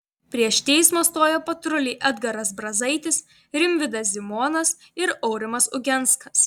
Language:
Lithuanian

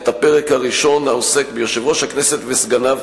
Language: Hebrew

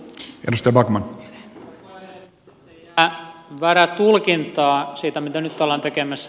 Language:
Finnish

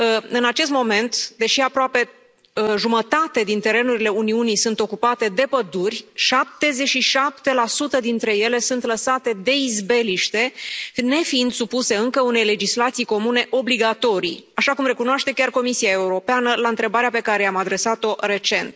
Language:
Romanian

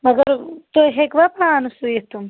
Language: Kashmiri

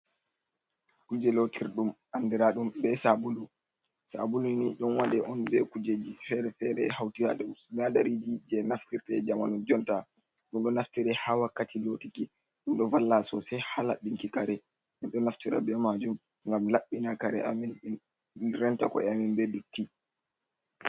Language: Fula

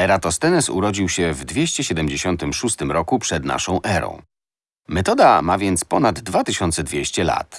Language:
Polish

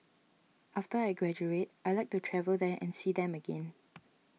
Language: English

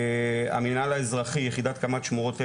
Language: Hebrew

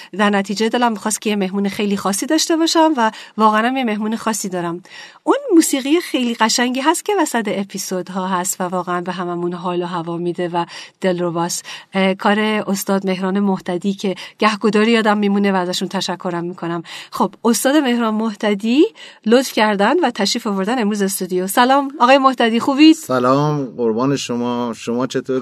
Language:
Persian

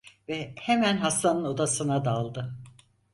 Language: Turkish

